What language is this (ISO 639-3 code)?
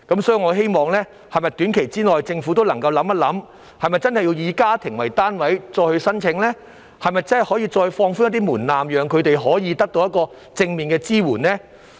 yue